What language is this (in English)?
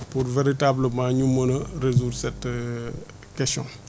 Wolof